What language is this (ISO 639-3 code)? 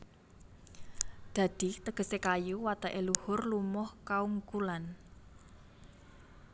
jav